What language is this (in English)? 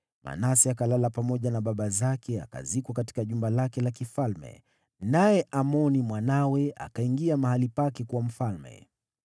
Swahili